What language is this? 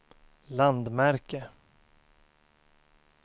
Swedish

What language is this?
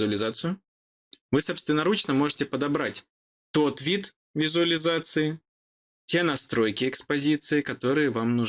Russian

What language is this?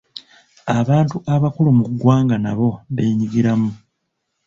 Ganda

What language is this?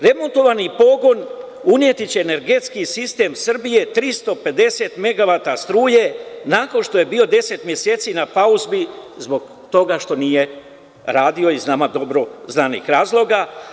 Serbian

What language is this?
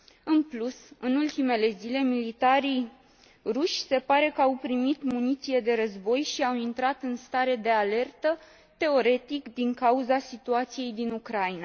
Romanian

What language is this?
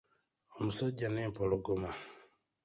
Ganda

